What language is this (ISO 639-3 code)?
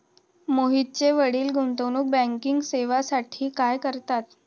mar